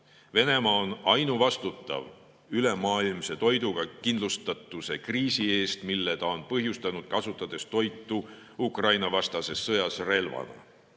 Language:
Estonian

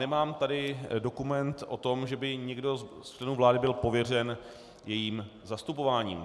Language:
Czech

